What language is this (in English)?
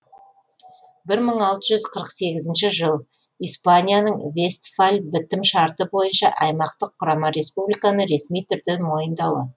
Kazakh